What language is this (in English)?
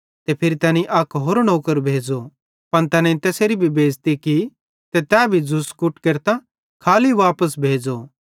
Bhadrawahi